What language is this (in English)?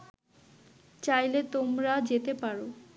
Bangla